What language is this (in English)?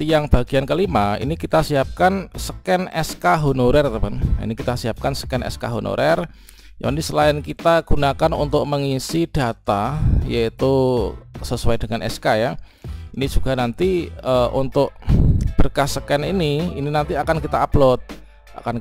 Indonesian